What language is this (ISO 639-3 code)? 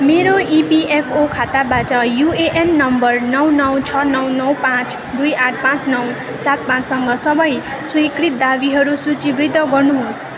nep